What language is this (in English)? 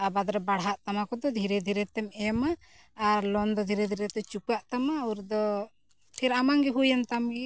Santali